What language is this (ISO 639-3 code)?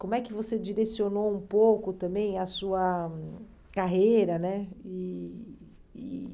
por